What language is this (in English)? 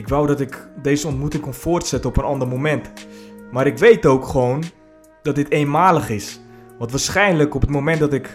Dutch